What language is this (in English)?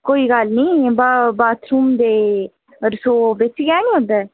Dogri